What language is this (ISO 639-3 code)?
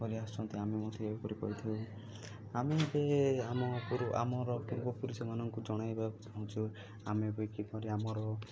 ori